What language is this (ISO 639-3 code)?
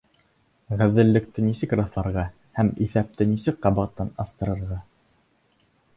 bak